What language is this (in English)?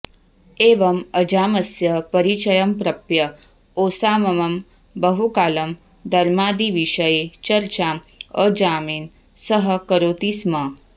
Sanskrit